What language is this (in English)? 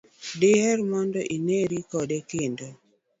Luo (Kenya and Tanzania)